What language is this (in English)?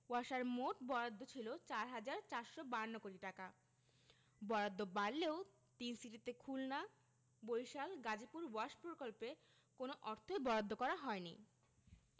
Bangla